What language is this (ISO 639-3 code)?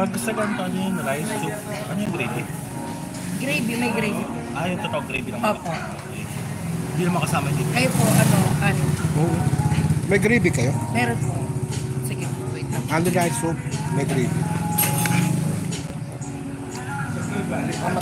fil